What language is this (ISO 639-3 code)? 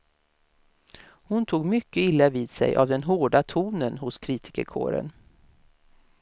swe